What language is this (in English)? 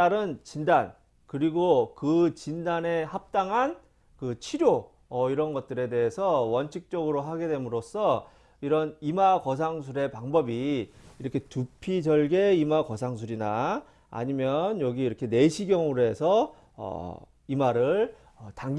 Korean